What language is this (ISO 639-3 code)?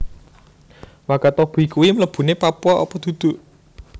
jav